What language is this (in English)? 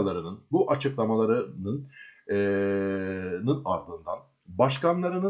Turkish